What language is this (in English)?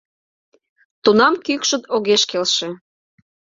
Mari